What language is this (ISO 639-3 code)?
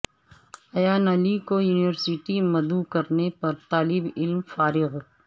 urd